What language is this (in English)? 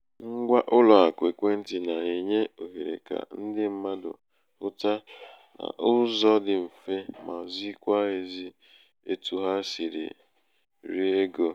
Igbo